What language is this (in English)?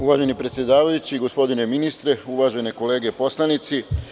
Serbian